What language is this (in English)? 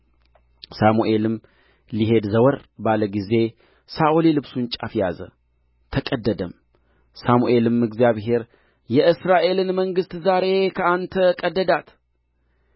Amharic